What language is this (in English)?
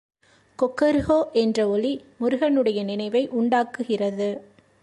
Tamil